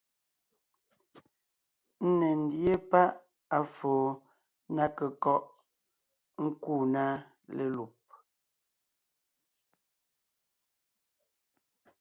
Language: Ngiemboon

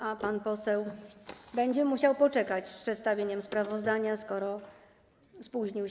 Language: Polish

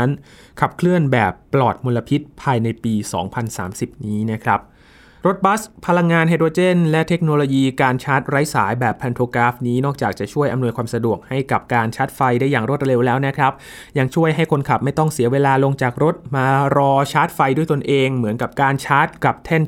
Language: Thai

